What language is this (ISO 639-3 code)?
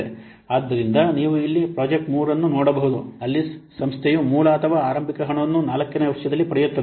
kan